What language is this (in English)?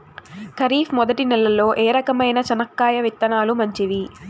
Telugu